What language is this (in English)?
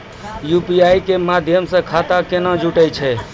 Maithili